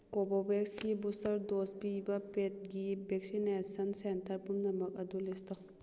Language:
Manipuri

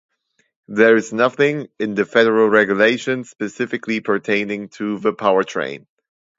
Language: English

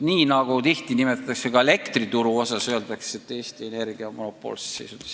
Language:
Estonian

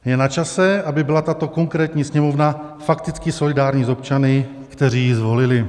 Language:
Czech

